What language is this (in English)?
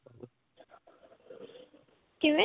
Punjabi